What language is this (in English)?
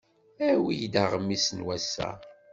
Kabyle